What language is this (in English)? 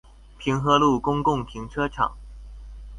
Chinese